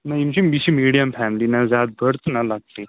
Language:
Kashmiri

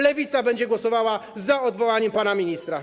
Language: Polish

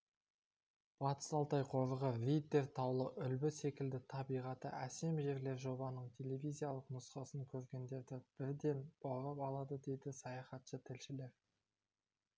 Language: Kazakh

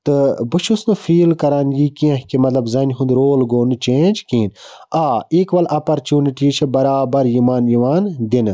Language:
Kashmiri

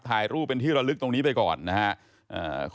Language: Thai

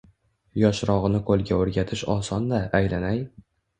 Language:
Uzbek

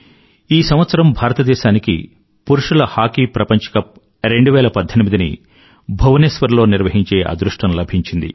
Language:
Telugu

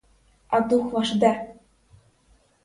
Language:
Ukrainian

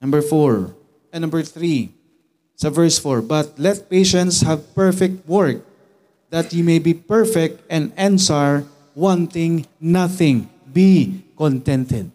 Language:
Filipino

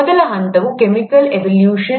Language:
Kannada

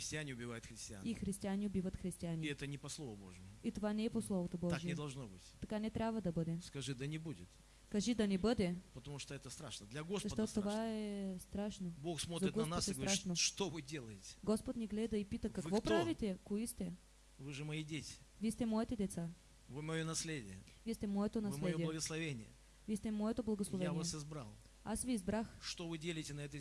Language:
Russian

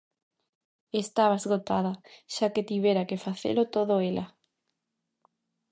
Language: Galician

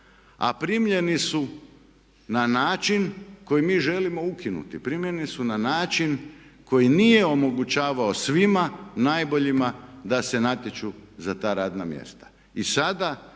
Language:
Croatian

